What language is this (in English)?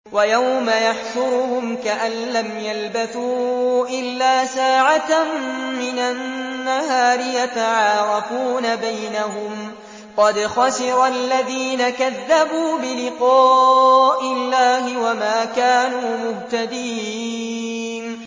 Arabic